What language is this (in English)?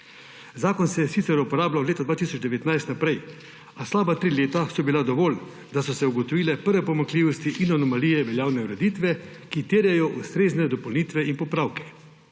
Slovenian